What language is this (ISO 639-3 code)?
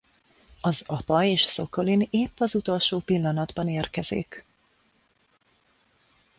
hun